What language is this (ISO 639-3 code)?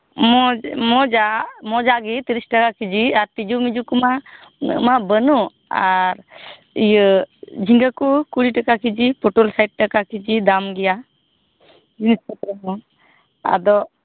sat